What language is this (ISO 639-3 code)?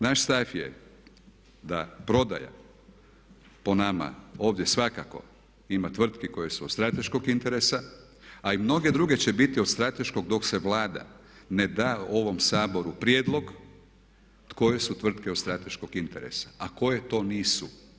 hrv